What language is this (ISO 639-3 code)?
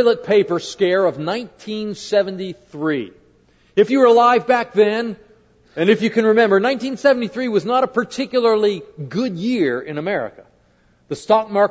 eng